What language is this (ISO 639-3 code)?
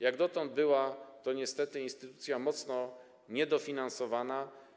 pol